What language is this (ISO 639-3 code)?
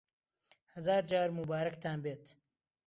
ckb